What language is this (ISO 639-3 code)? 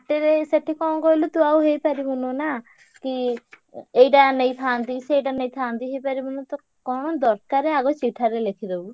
ori